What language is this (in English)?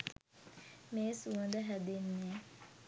Sinhala